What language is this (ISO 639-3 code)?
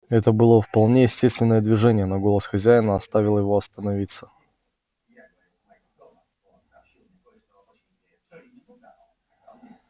rus